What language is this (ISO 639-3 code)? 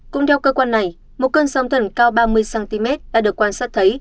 vie